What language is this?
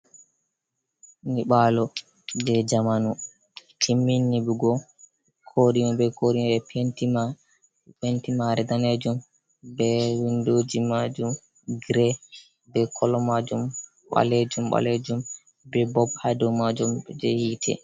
Fula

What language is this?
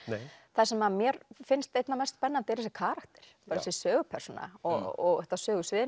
Icelandic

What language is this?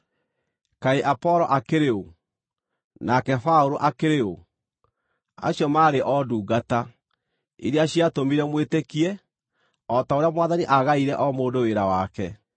Kikuyu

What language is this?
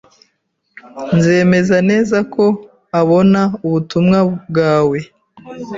Kinyarwanda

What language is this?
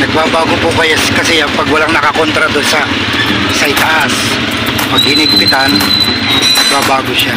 Filipino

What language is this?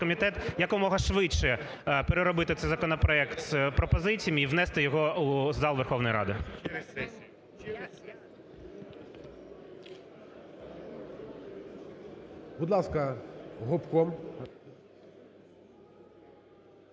Ukrainian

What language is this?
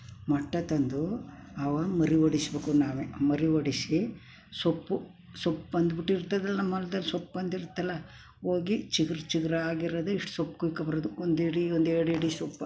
Kannada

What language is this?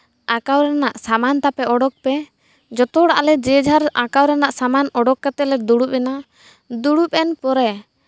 Santali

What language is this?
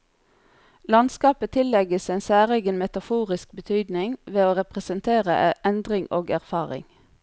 Norwegian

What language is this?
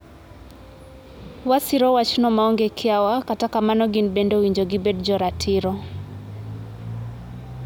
Luo (Kenya and Tanzania)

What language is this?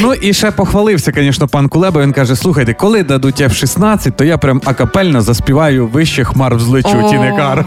Ukrainian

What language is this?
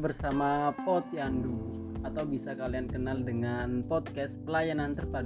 Indonesian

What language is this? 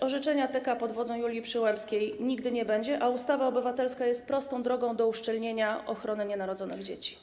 Polish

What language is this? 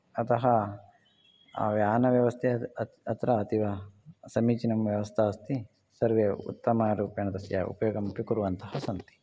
Sanskrit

